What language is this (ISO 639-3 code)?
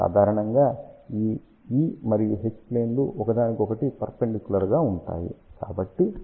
tel